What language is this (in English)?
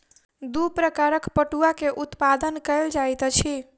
Maithili